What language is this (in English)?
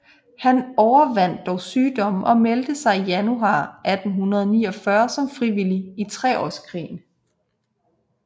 Danish